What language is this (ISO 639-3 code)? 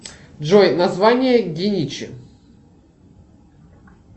rus